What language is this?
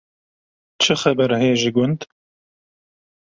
Kurdish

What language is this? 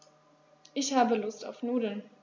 German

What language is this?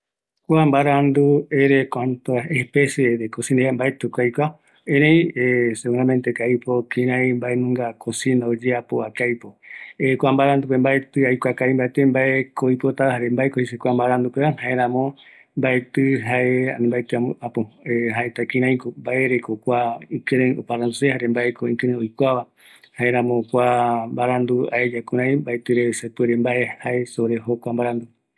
Eastern Bolivian Guaraní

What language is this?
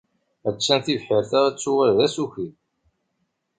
Kabyle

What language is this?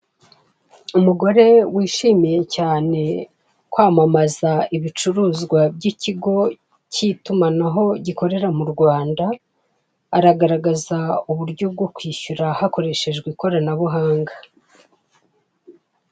Kinyarwanda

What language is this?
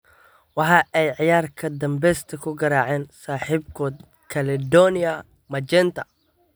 Somali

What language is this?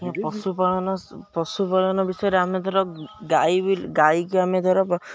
Odia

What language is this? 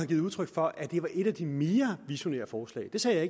Danish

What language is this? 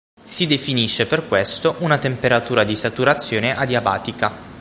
Italian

